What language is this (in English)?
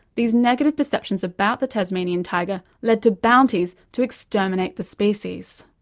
English